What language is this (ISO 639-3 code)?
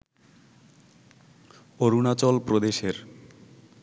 ben